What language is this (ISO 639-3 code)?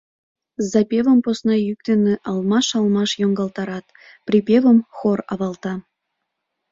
chm